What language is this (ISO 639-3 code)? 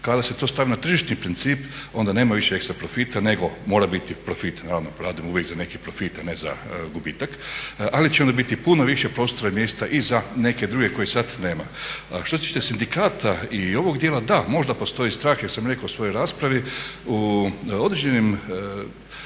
hrv